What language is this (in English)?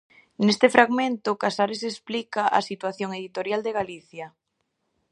Galician